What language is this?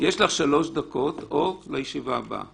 Hebrew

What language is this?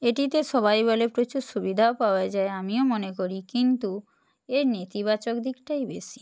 Bangla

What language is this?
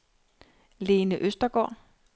Danish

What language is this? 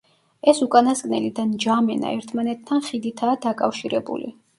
Georgian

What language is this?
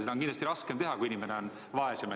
Estonian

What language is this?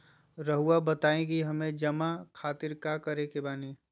Magahi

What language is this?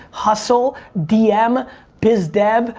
English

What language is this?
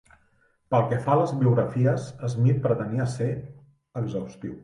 Catalan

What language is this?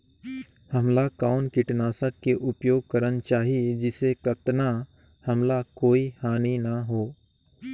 Chhattisgarhi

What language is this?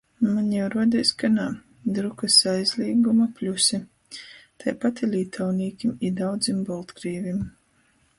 Latgalian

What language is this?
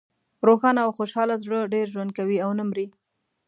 Pashto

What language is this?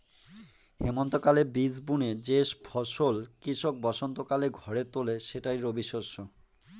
Bangla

